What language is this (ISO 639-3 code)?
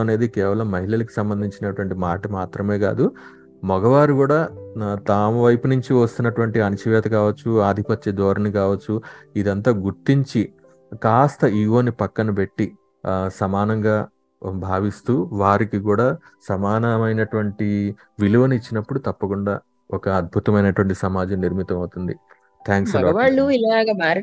tel